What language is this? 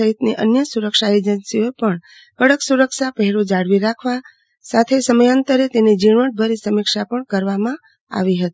Gujarati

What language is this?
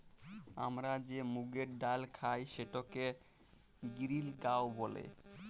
Bangla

